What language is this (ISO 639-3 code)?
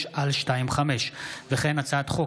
heb